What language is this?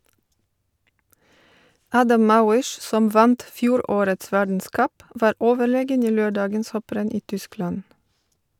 Norwegian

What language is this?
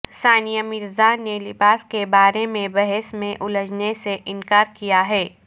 Urdu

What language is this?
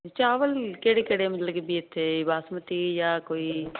Punjabi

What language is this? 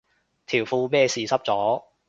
Cantonese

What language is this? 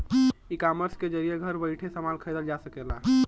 Bhojpuri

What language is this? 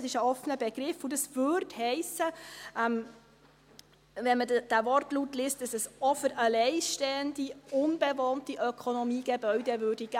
Swiss German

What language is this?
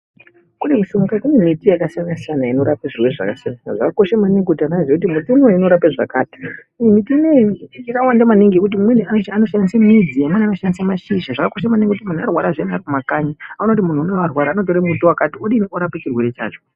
Ndau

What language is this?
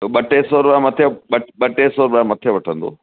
Sindhi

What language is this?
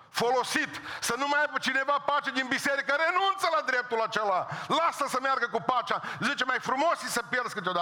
Romanian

